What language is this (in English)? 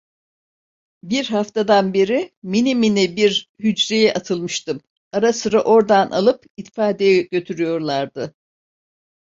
Turkish